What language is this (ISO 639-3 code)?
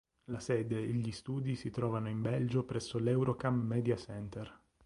ita